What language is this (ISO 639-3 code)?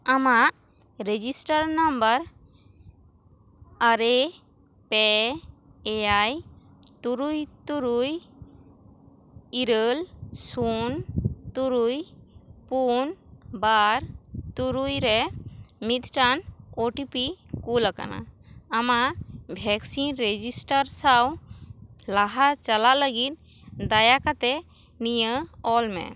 sat